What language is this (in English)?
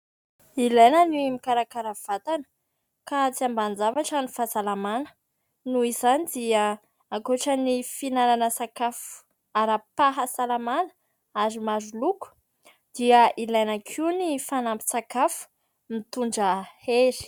Malagasy